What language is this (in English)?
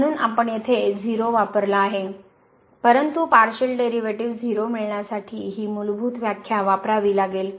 Marathi